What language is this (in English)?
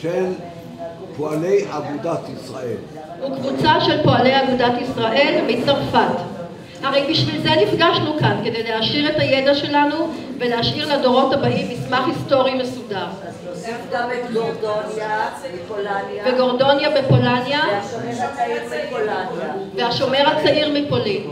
Hebrew